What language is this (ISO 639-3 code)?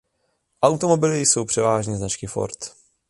ces